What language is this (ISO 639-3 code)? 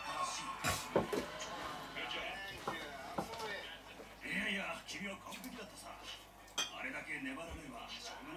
jpn